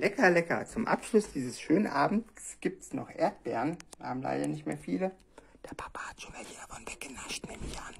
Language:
German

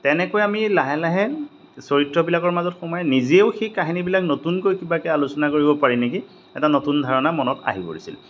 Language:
Assamese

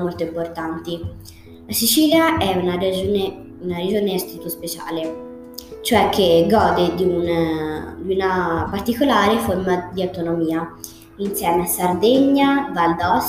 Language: Italian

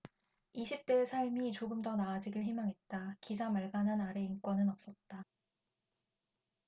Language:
Korean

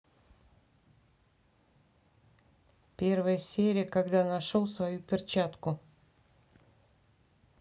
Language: Russian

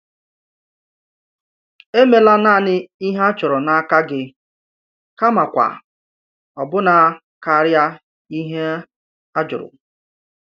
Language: Igbo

